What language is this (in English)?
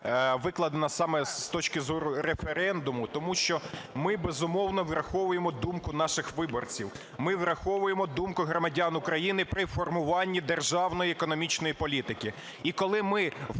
Ukrainian